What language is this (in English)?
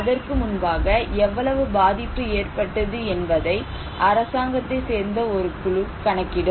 Tamil